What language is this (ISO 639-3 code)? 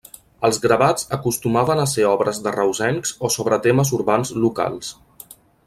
cat